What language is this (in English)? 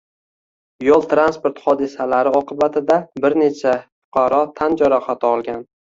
Uzbek